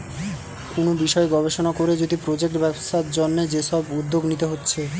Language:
Bangla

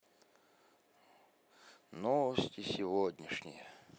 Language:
Russian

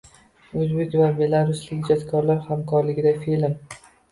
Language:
Uzbek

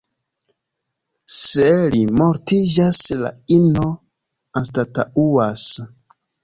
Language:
Esperanto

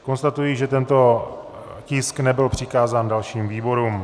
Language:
Czech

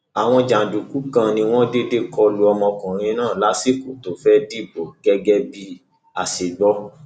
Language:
Yoruba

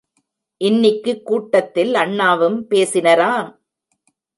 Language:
Tamil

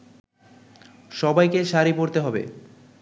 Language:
Bangla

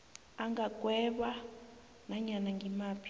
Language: South Ndebele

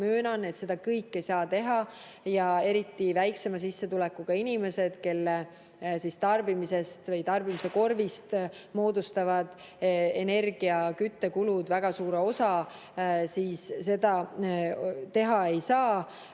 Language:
Estonian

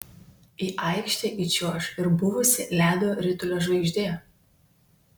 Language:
Lithuanian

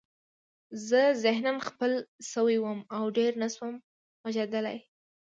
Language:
Pashto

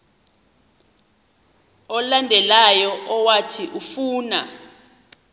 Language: Xhosa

